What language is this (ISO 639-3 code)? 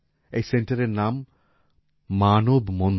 ben